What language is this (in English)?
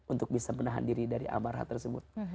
Indonesian